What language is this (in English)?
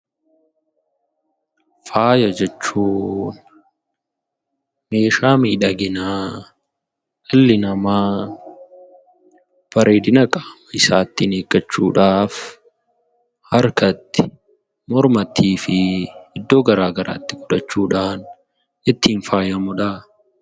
Oromo